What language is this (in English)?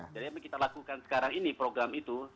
Indonesian